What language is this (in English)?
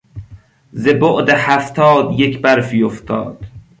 Persian